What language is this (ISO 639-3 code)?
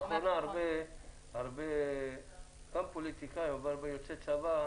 heb